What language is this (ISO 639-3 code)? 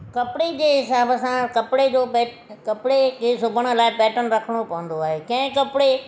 snd